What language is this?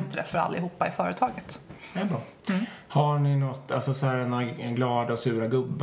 Swedish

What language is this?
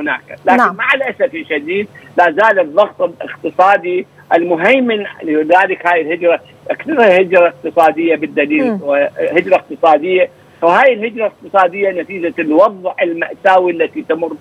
Arabic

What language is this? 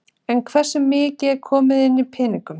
Icelandic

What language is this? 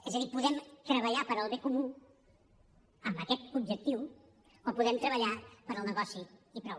Catalan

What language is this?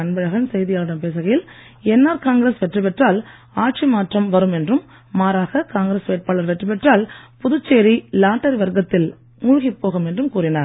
Tamil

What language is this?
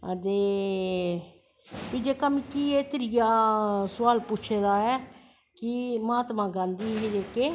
Dogri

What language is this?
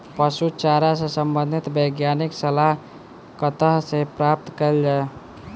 Maithili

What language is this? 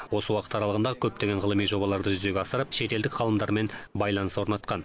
Kazakh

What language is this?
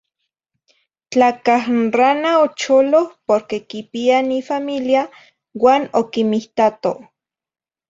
Zacatlán-Ahuacatlán-Tepetzintla Nahuatl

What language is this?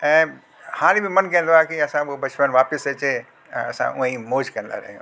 Sindhi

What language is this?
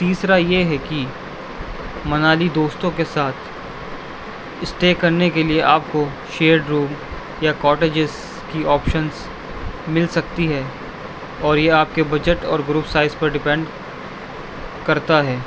Urdu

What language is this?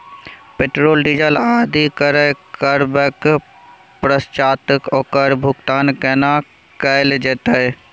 Maithili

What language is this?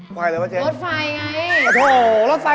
Thai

